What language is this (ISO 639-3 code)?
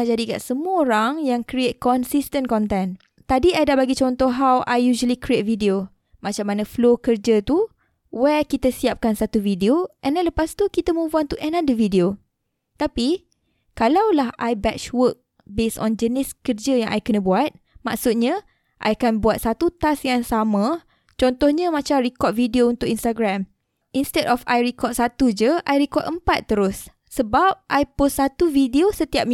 msa